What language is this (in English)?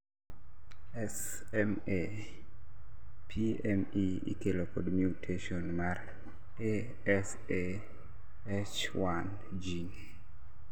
Luo (Kenya and Tanzania)